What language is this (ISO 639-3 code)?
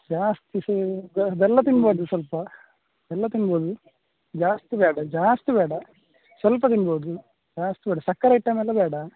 kan